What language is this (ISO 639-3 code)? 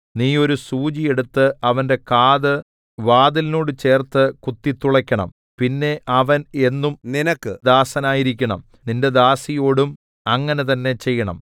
mal